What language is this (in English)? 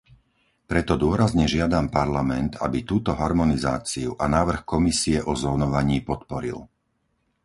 Slovak